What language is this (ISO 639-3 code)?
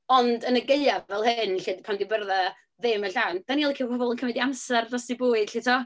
cym